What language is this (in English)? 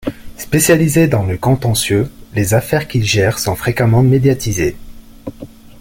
French